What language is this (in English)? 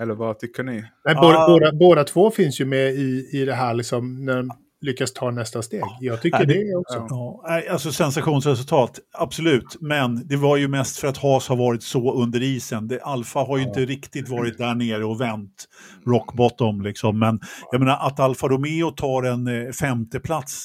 Swedish